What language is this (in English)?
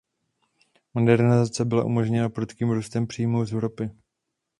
Czech